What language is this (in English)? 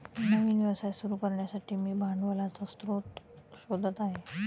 Marathi